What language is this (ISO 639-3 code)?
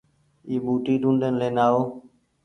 gig